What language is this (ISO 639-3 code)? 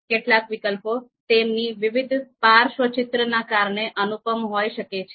guj